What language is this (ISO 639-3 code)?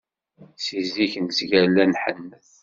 kab